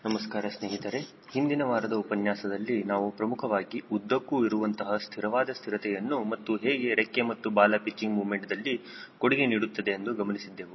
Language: Kannada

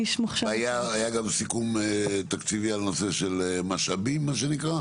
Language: Hebrew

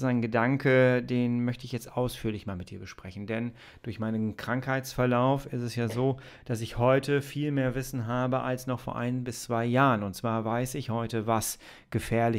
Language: German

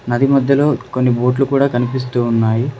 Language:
Telugu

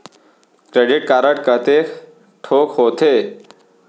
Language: Chhattisgarhi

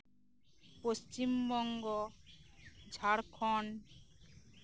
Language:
Santali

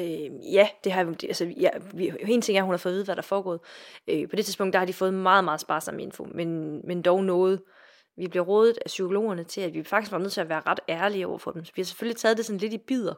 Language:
Danish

